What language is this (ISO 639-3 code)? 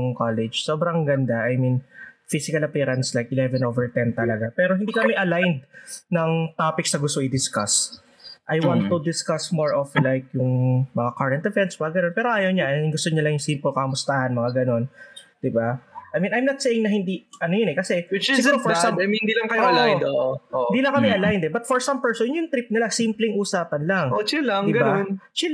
fil